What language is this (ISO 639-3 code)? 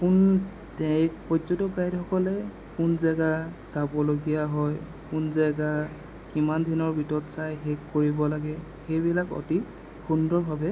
asm